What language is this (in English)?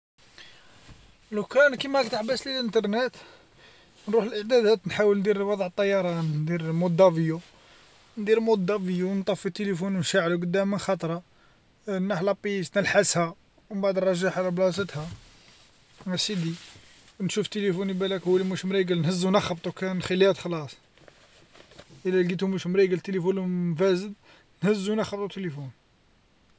Algerian Arabic